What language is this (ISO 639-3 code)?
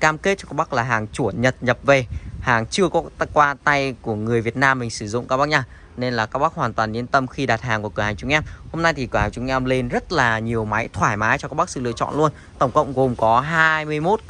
vie